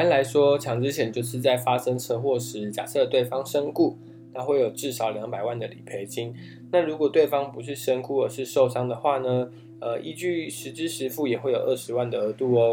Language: Chinese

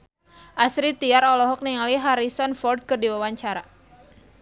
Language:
Sundanese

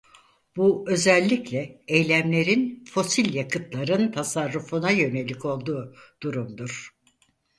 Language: Turkish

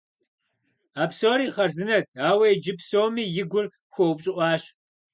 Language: Kabardian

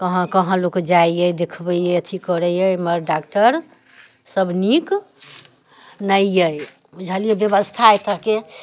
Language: Maithili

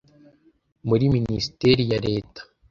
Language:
Kinyarwanda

